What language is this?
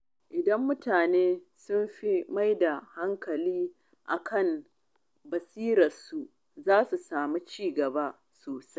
Hausa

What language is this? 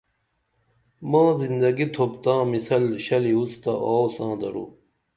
Dameli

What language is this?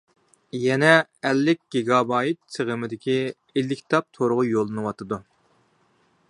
Uyghur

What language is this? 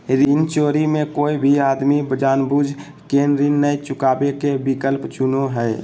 Magahi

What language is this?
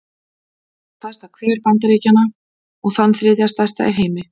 Icelandic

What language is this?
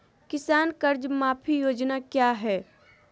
Magahi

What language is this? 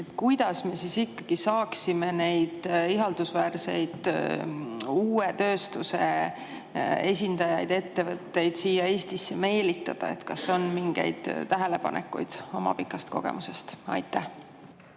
Estonian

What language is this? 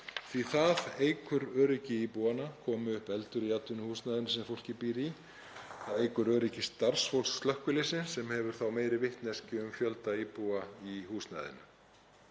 Icelandic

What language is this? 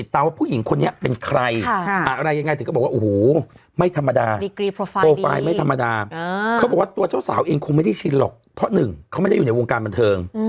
Thai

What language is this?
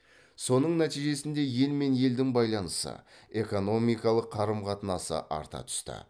Kazakh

